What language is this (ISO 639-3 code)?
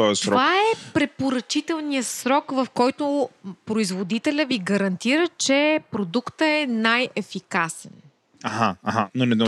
bul